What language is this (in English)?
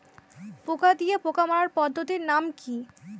Bangla